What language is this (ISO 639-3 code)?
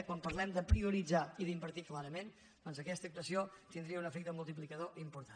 cat